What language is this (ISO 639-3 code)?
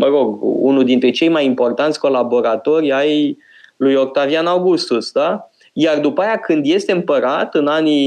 ron